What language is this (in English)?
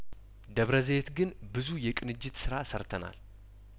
Amharic